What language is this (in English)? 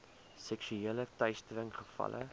Afrikaans